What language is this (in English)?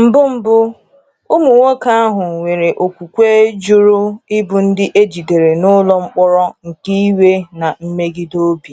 Igbo